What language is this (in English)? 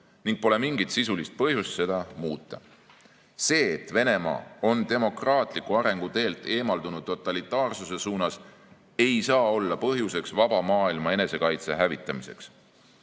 Estonian